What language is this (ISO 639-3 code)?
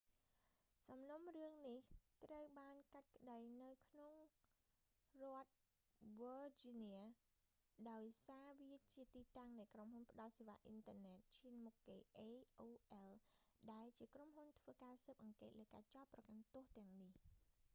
khm